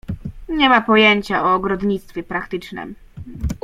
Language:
Polish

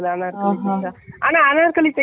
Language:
Tamil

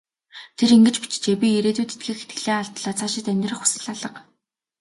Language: Mongolian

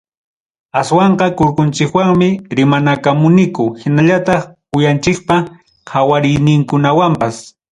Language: Ayacucho Quechua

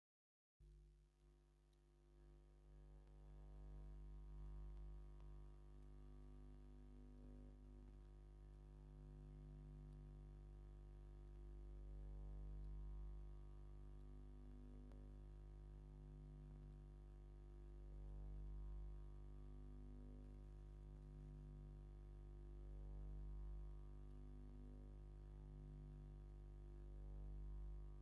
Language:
Tigrinya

